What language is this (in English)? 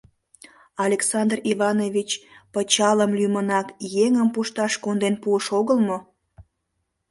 Mari